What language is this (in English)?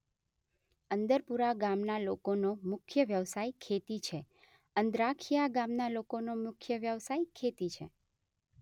Gujarati